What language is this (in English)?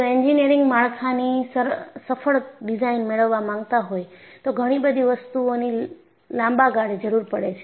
Gujarati